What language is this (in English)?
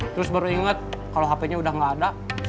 Indonesian